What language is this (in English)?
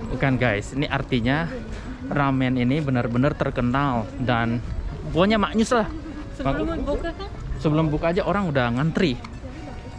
Indonesian